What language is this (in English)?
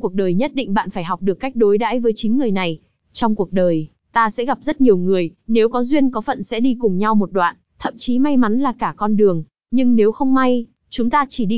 Vietnamese